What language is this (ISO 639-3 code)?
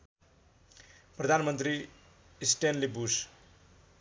nep